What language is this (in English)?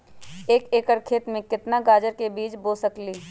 Magahi